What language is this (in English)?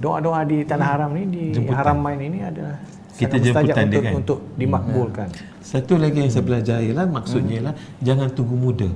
Malay